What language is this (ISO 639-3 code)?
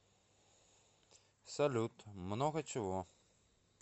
rus